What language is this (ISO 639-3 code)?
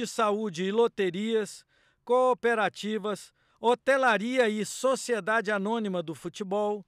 por